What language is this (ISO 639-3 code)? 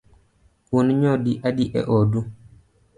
luo